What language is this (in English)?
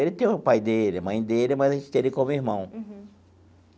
Portuguese